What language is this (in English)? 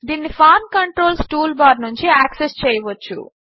Telugu